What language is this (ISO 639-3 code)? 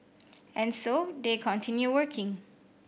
eng